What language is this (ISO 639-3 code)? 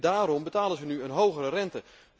nld